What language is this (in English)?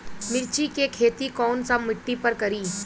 Bhojpuri